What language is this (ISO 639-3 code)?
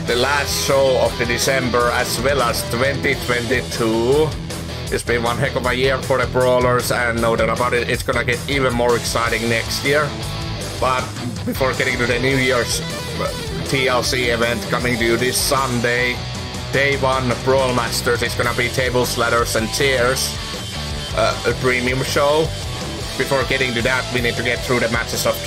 eng